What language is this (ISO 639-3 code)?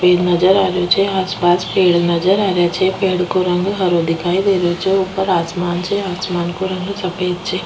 raj